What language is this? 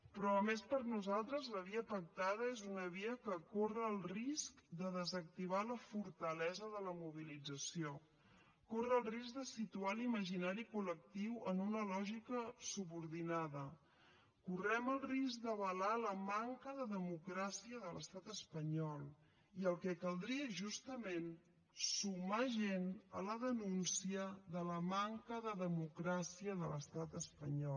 Catalan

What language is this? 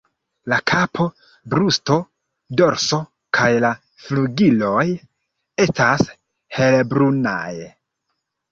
Esperanto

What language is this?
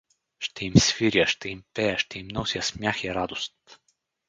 Bulgarian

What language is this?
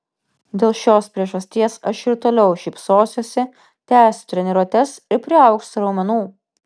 Lithuanian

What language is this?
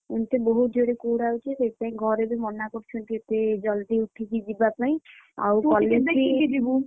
Odia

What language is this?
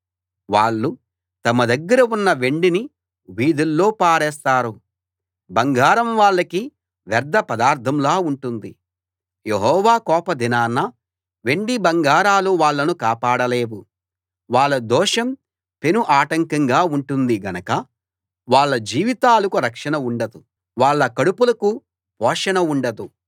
Telugu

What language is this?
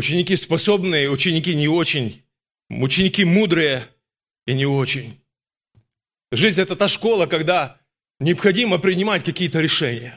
Russian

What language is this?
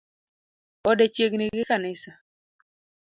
Luo (Kenya and Tanzania)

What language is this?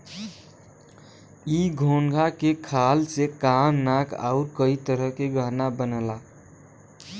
Bhojpuri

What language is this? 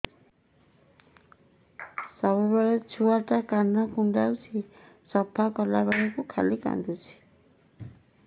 Odia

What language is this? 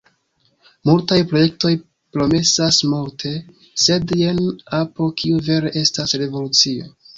Esperanto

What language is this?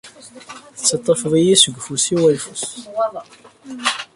Kabyle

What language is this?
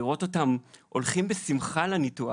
Hebrew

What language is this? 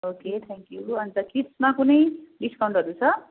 Nepali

